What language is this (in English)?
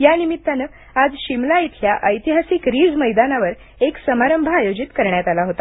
Marathi